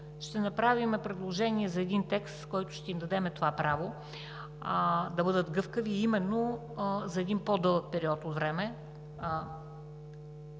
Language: Bulgarian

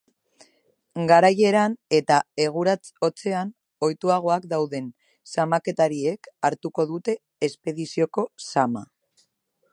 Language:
Basque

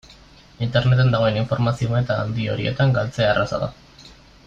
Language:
Basque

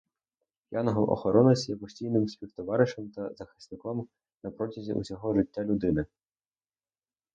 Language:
Ukrainian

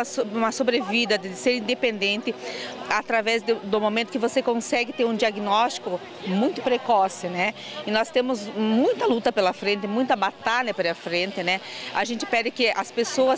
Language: Portuguese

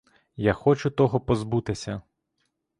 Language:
Ukrainian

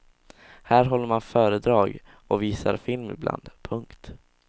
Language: Swedish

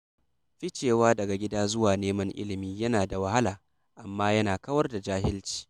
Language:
Hausa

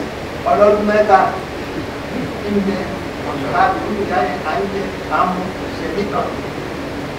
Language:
Arabic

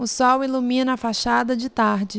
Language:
Portuguese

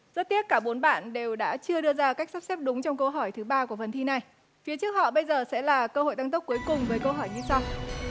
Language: Vietnamese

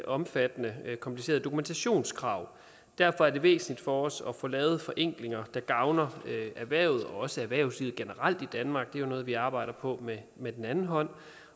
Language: Danish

